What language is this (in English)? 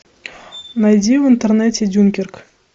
Russian